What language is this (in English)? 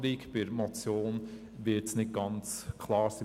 Swiss German